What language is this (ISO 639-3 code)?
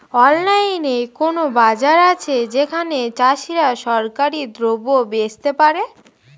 ben